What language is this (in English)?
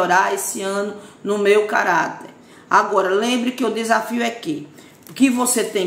Portuguese